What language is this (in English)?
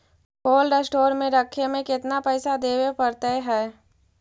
Magahi